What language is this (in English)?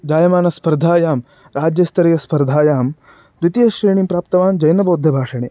Sanskrit